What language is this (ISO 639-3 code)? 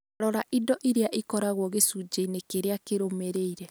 kik